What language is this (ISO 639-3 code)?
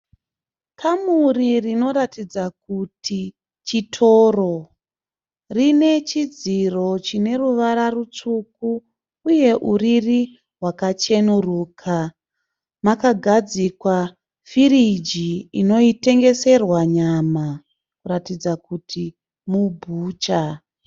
sna